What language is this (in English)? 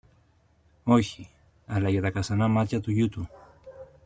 Greek